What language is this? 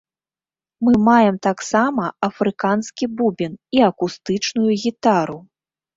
Belarusian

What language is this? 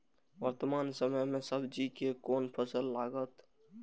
Maithili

